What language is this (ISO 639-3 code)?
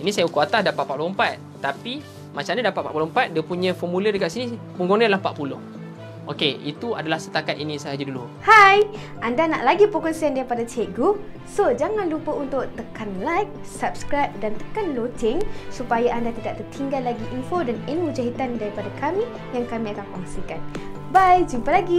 msa